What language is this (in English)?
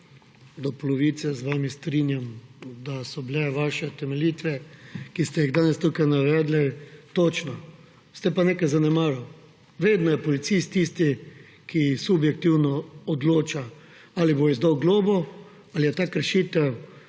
Slovenian